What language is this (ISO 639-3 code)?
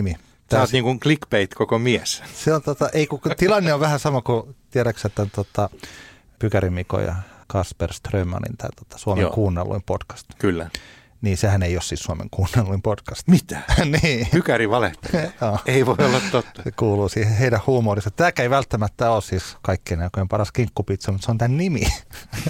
fin